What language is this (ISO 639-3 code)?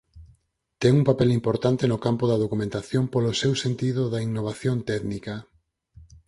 glg